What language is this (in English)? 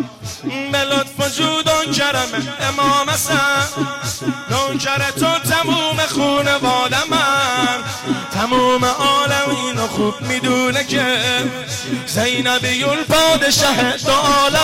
Persian